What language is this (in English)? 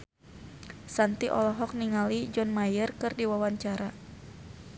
Sundanese